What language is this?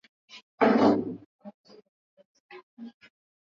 Swahili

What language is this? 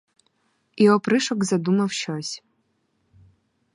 Ukrainian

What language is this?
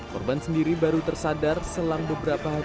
Indonesian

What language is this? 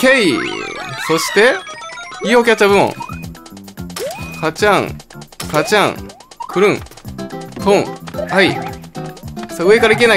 Japanese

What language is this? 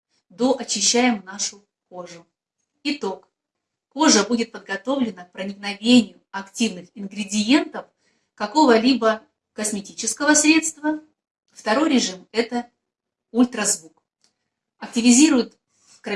Russian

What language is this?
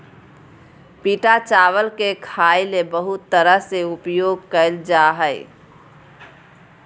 Magahi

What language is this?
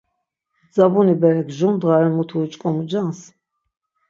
Laz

